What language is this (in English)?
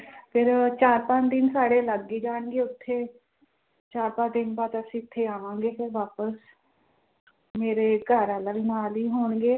Punjabi